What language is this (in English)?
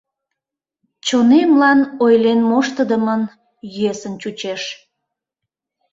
Mari